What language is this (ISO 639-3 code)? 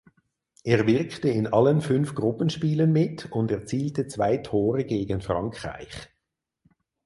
deu